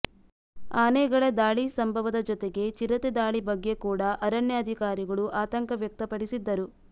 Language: Kannada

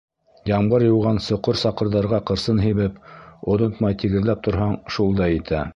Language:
Bashkir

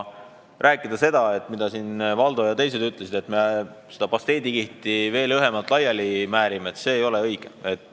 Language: Estonian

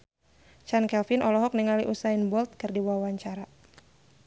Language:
Sundanese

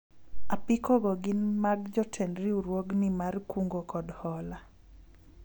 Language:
Luo (Kenya and Tanzania)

